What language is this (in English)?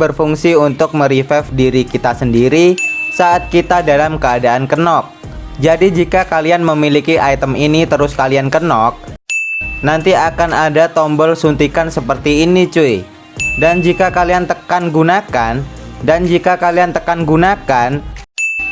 Indonesian